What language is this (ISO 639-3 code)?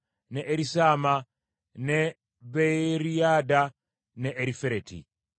lug